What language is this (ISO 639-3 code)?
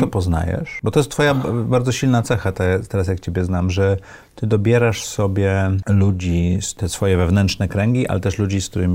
pol